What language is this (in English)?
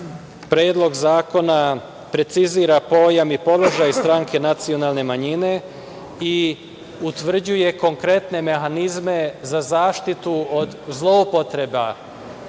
Serbian